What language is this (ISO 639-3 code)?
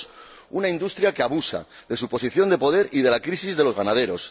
spa